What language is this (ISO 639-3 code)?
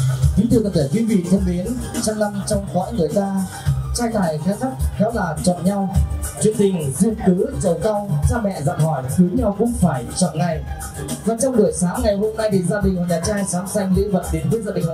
vie